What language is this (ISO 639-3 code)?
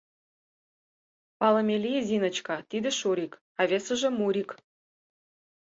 chm